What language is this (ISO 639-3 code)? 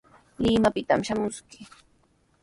qws